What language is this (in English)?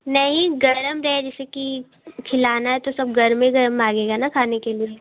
Hindi